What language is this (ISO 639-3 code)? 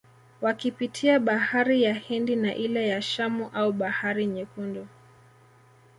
swa